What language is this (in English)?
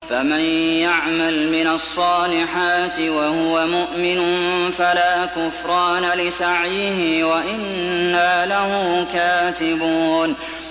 Arabic